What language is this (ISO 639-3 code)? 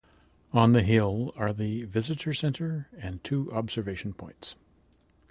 eng